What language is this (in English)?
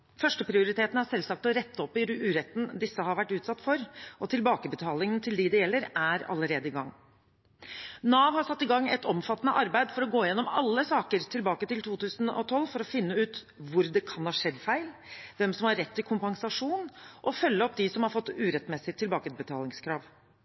Norwegian Bokmål